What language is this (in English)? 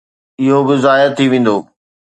Sindhi